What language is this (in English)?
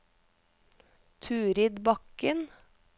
Norwegian